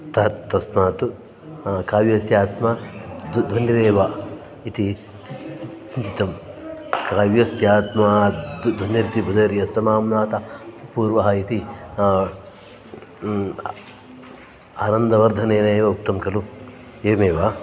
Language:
Sanskrit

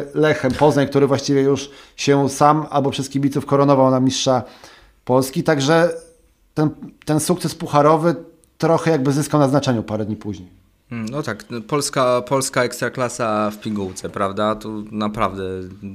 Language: Polish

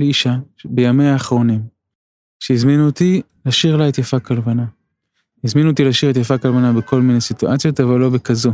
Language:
Hebrew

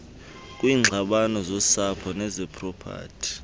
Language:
Xhosa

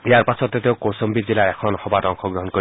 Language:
Assamese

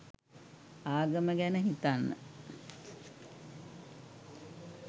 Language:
Sinhala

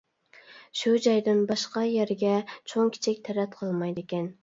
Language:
Uyghur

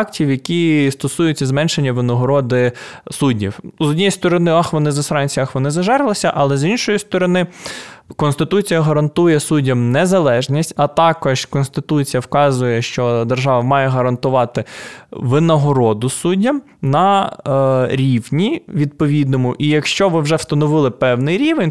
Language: Ukrainian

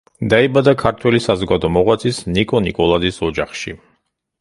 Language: Georgian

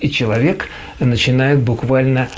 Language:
Russian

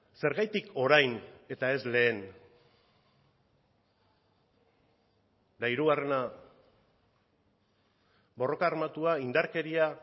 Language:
Basque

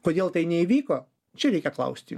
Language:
Lithuanian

